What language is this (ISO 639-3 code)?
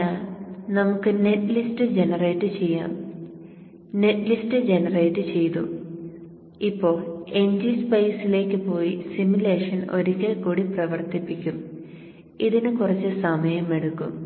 mal